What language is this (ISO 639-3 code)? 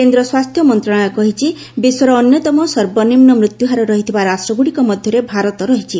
ori